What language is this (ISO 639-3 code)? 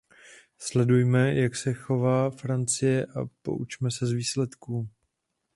ces